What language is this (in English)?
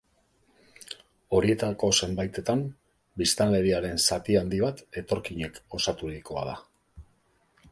Basque